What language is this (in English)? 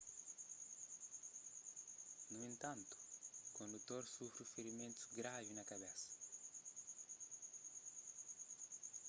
Kabuverdianu